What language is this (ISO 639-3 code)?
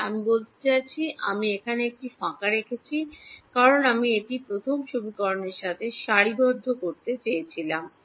ben